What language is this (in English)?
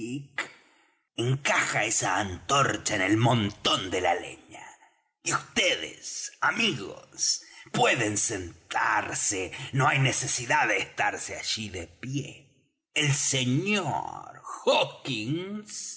Spanish